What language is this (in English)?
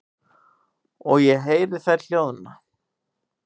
Icelandic